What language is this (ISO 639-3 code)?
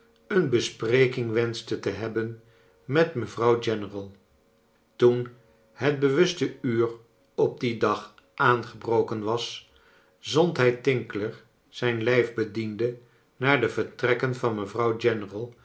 nld